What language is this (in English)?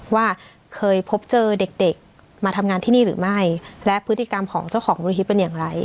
Thai